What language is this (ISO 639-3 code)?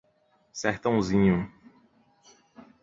por